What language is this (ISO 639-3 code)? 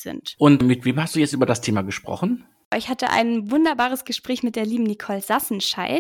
deu